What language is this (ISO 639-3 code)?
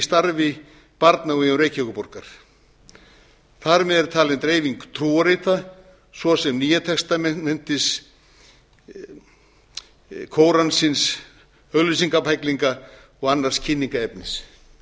isl